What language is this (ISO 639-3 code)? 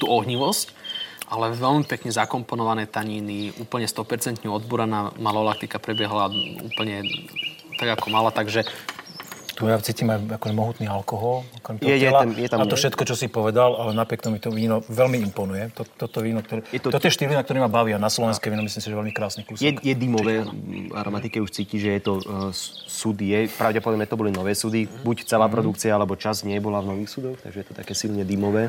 slk